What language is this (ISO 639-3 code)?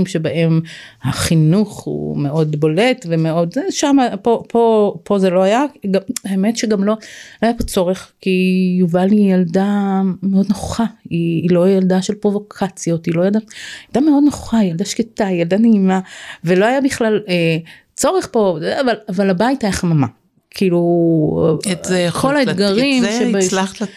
heb